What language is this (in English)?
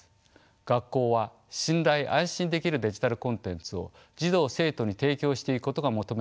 Japanese